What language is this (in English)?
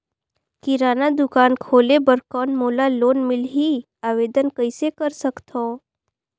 Chhattisgarhi